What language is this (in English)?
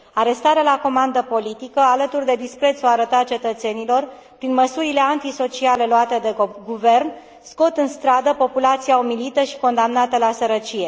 Romanian